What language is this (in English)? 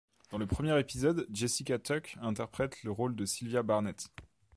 French